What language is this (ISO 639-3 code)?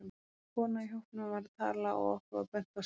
isl